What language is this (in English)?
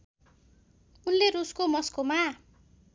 Nepali